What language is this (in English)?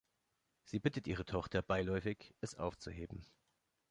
German